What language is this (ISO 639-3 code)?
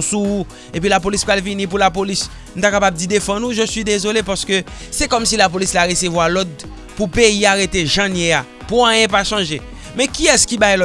fra